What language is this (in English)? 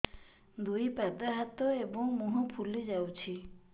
Odia